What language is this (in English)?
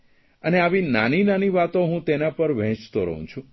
Gujarati